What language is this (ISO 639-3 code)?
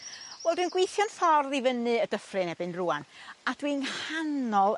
cym